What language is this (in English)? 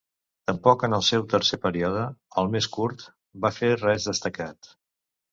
Catalan